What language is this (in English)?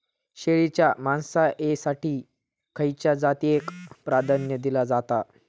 Marathi